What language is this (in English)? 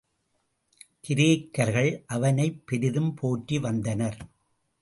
Tamil